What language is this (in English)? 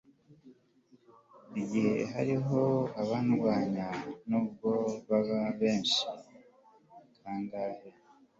Kinyarwanda